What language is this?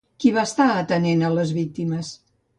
Catalan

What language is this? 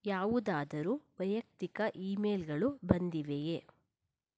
Kannada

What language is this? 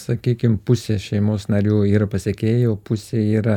Lithuanian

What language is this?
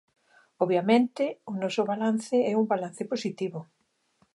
Galician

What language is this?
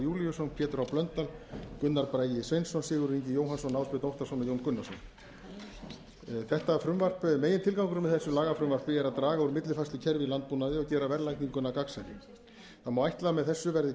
Icelandic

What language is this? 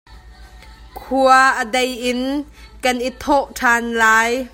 Hakha Chin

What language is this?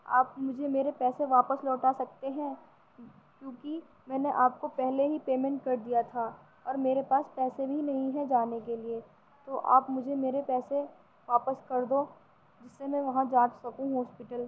Urdu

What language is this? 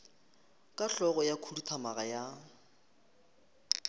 Northern Sotho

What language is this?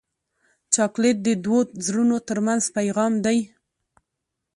Pashto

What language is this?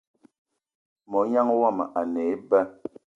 Eton (Cameroon)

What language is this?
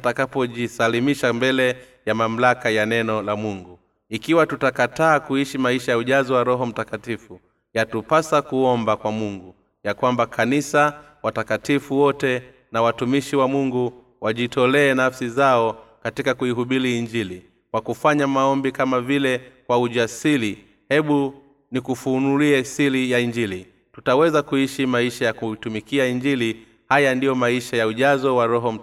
Swahili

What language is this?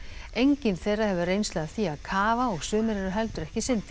Icelandic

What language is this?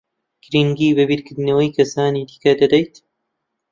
Central Kurdish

